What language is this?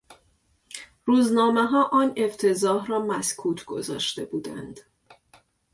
Persian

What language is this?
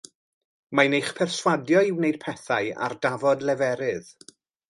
Welsh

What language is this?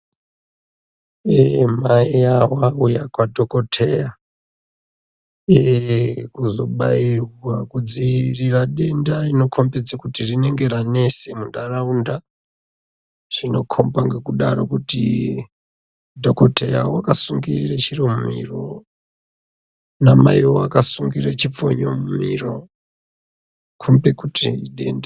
Ndau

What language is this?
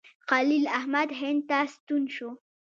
Pashto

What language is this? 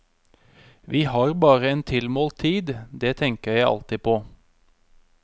Norwegian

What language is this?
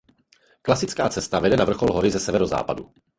Czech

